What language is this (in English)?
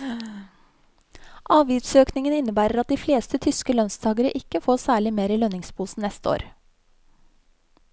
Norwegian